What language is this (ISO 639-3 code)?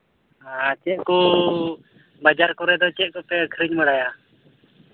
sat